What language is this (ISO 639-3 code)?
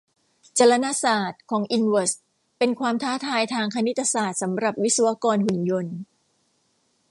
tha